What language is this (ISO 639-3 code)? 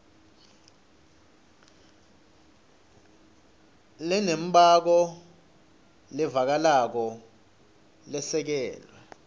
ssw